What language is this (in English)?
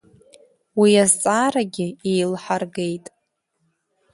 Abkhazian